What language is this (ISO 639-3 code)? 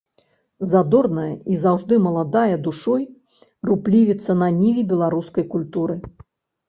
bel